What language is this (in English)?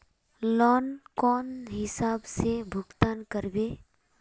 Magahi